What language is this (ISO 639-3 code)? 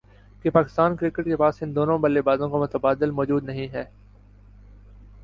urd